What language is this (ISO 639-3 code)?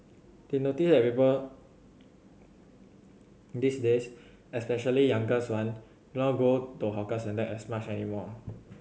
eng